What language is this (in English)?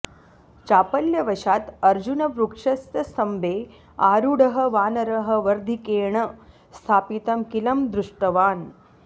Sanskrit